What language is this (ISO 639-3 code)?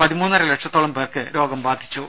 mal